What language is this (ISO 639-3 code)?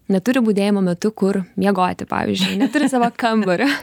lit